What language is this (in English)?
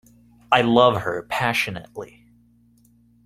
English